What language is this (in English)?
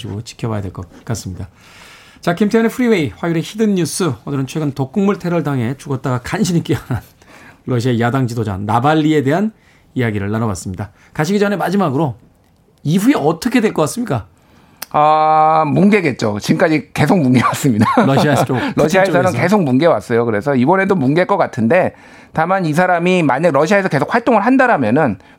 Korean